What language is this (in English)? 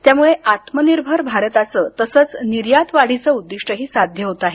Marathi